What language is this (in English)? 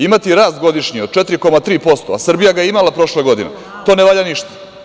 Serbian